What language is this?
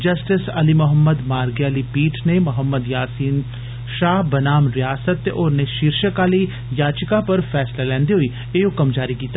Dogri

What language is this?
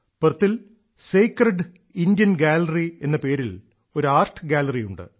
Malayalam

